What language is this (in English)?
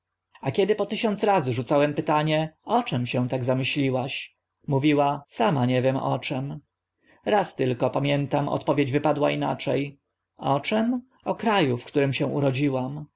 Polish